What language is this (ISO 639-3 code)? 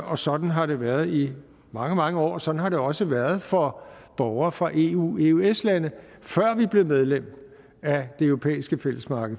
dan